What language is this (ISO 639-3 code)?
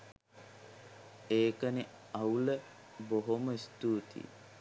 sin